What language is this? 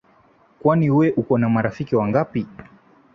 Swahili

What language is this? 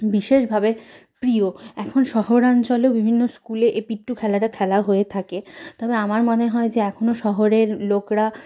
Bangla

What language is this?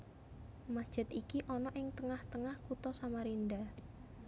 Javanese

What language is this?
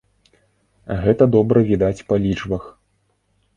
Belarusian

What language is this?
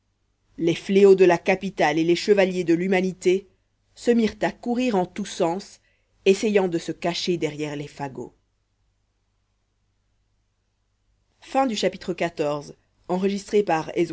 French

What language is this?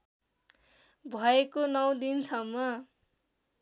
Nepali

